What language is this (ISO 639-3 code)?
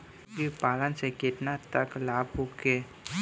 bho